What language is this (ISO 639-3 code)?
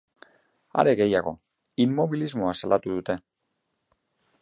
eus